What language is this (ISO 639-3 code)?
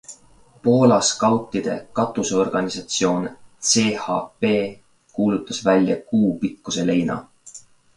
est